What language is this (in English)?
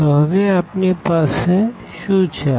Gujarati